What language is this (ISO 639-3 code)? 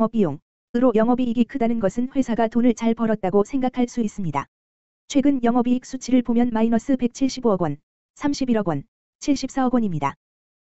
kor